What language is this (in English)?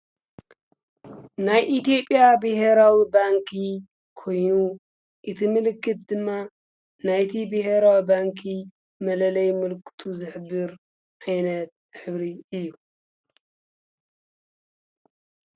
Tigrinya